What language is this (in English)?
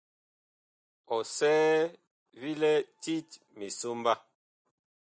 Bakoko